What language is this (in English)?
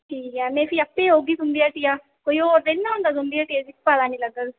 Dogri